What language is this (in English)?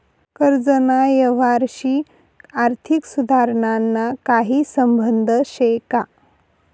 Marathi